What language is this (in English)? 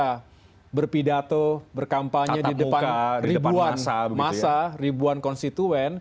Indonesian